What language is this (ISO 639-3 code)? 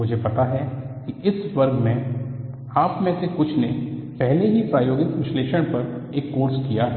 hin